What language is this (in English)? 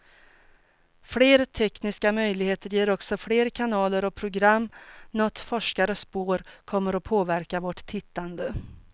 Swedish